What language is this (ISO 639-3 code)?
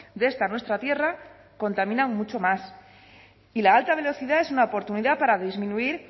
spa